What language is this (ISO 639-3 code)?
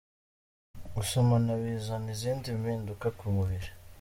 kin